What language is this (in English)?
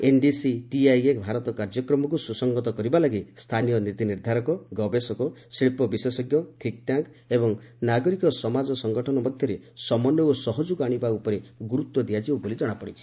Odia